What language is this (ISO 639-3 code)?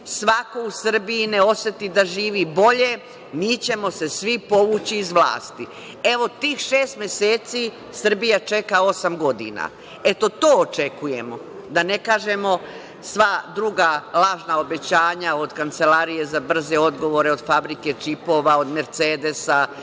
srp